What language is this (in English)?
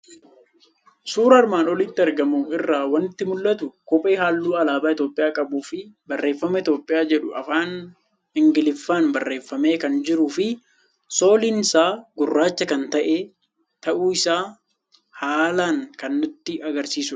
Oromo